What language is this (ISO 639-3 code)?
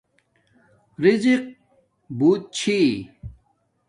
dmk